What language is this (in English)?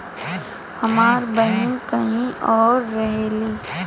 Bhojpuri